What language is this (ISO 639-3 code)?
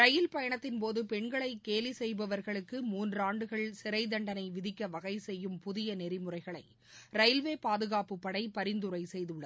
tam